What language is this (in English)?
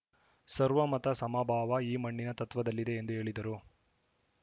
Kannada